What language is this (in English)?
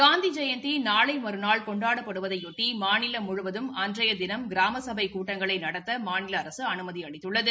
Tamil